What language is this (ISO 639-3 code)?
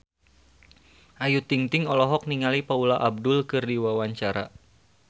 sun